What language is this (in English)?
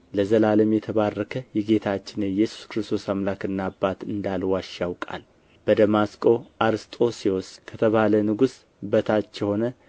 Amharic